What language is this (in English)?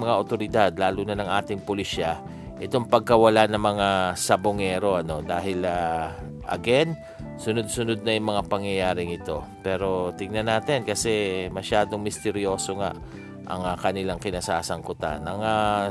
Filipino